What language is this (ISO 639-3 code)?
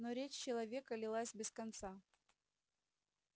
rus